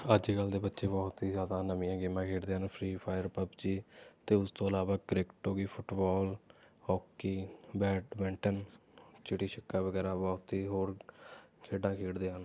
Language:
Punjabi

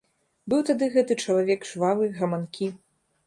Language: Belarusian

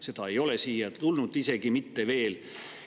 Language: Estonian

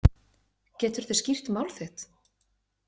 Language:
Icelandic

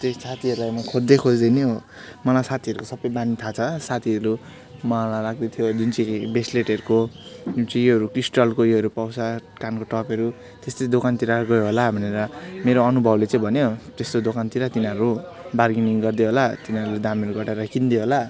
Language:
Nepali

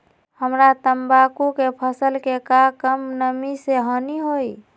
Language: Magahi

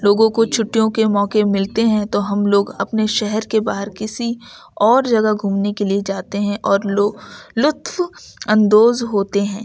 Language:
Urdu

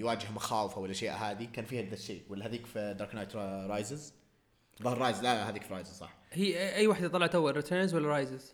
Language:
Arabic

